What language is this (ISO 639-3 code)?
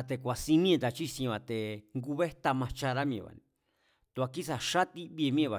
vmz